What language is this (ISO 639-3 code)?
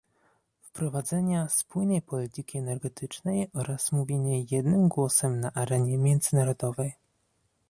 pol